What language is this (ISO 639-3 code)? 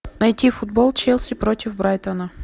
rus